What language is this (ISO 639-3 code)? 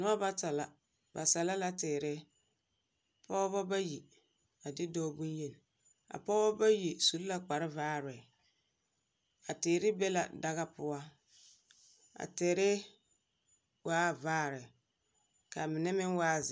dga